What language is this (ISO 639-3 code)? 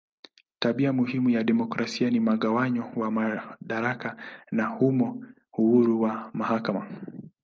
swa